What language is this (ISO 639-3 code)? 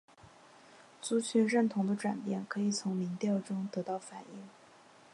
zho